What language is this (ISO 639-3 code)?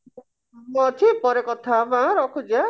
ori